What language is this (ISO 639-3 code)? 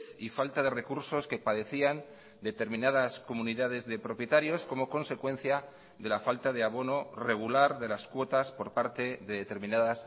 spa